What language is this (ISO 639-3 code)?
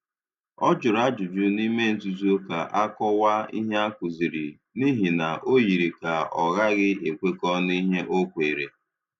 ibo